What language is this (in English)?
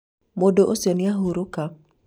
Kikuyu